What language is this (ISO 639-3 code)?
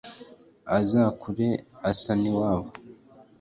kin